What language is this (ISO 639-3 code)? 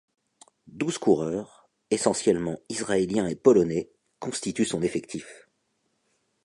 fra